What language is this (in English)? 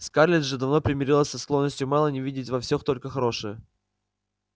Russian